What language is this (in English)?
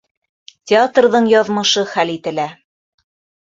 Bashkir